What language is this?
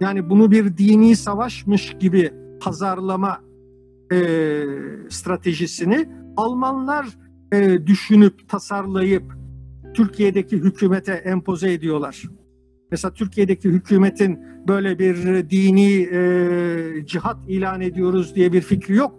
Turkish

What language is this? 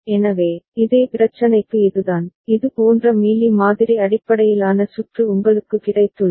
Tamil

